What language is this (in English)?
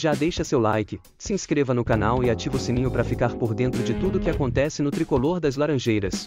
Portuguese